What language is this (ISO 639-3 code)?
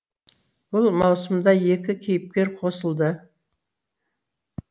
kaz